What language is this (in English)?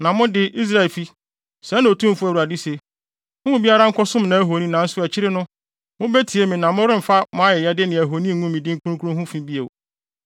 Akan